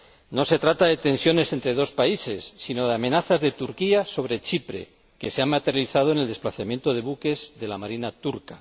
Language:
Spanish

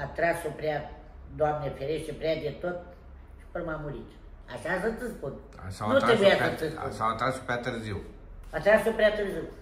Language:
Romanian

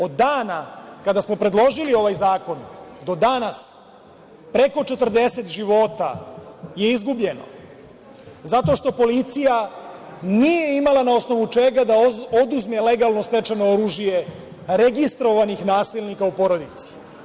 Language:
Serbian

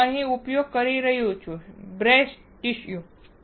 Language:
Gujarati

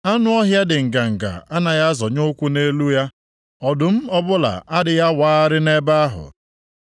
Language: Igbo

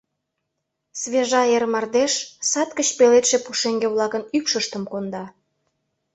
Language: Mari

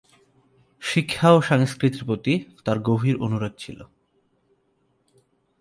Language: Bangla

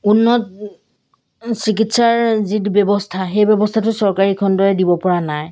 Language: Assamese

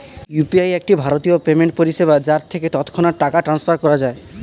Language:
Bangla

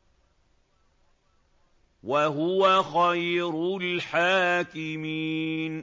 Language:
Arabic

